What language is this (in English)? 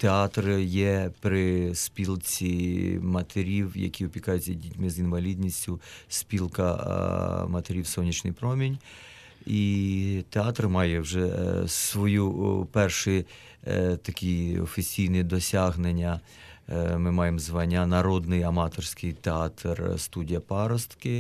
Ukrainian